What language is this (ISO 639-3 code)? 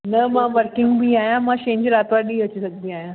snd